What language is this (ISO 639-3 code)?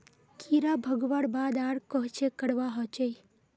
mag